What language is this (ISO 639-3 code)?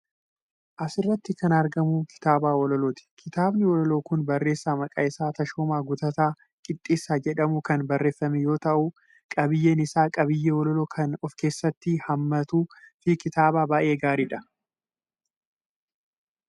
orm